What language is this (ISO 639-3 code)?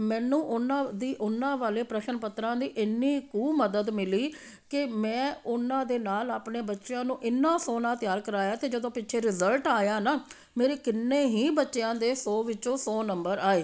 pan